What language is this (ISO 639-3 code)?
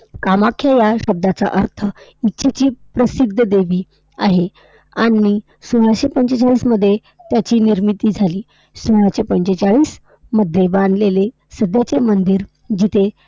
mar